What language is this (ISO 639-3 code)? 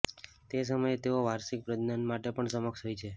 guj